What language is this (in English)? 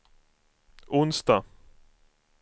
Swedish